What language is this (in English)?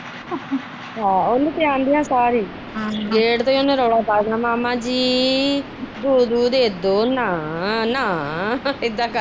Punjabi